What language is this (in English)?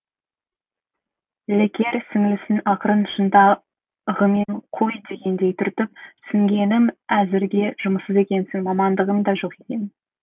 Kazakh